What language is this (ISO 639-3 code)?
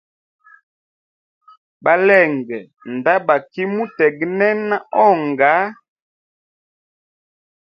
hem